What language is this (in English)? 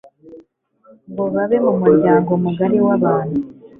Kinyarwanda